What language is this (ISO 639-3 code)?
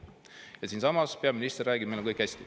est